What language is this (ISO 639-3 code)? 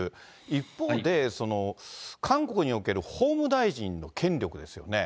jpn